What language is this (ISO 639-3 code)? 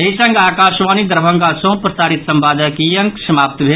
mai